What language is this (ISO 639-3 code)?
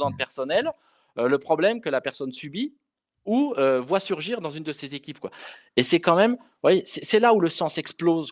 fra